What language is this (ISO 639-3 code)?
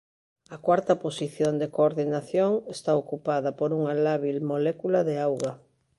glg